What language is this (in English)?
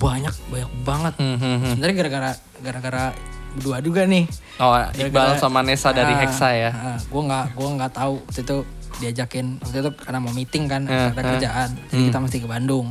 Indonesian